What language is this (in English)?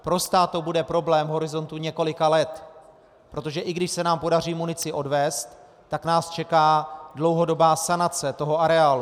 Czech